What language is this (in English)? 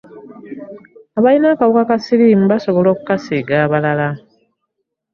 Ganda